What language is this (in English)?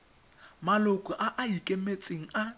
Tswana